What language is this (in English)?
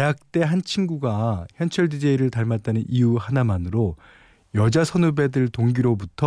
Korean